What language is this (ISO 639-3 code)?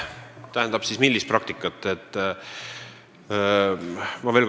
est